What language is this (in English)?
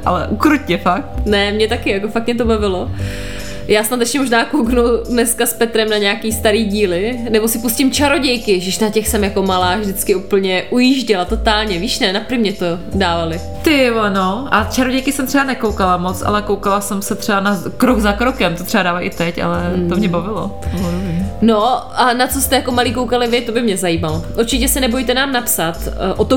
Czech